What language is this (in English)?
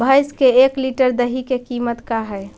Magahi